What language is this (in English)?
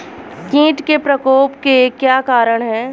Hindi